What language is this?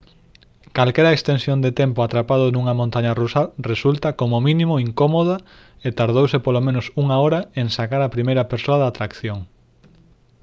Galician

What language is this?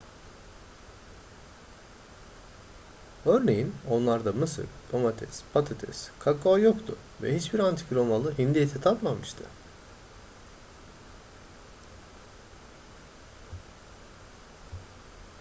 Turkish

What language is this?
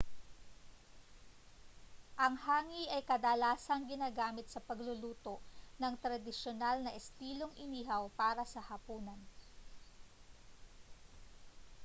Filipino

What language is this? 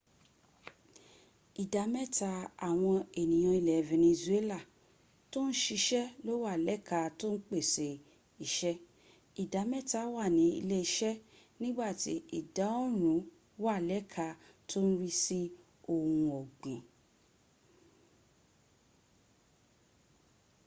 Yoruba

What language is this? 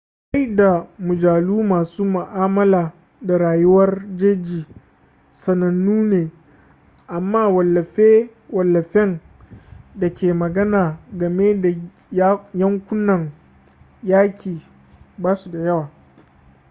Hausa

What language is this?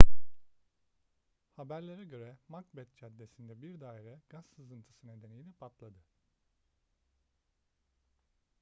Turkish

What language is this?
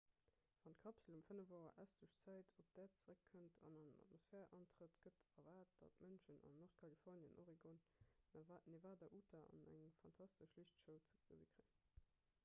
Luxembourgish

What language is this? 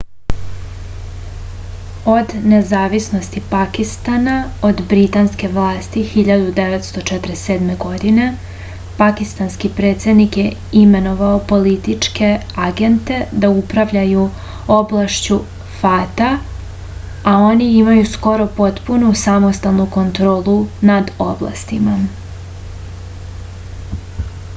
Serbian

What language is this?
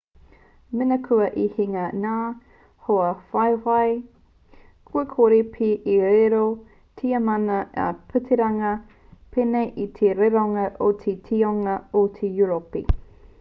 Māori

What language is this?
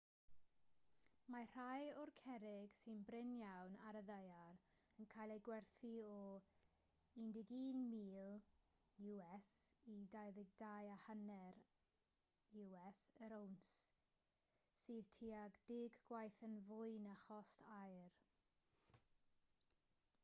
Welsh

